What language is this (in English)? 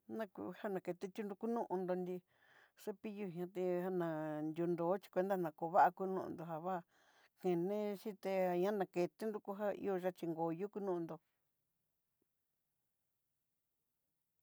Southeastern Nochixtlán Mixtec